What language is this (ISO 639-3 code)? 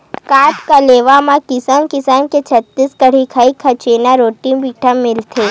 hne